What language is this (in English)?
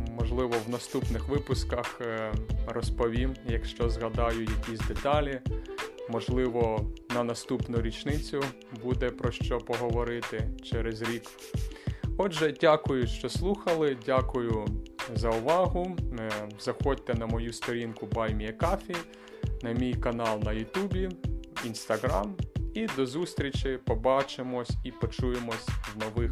Ukrainian